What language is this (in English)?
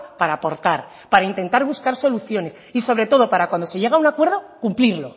Spanish